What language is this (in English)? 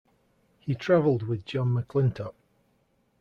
English